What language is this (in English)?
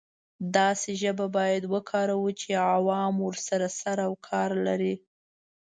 Pashto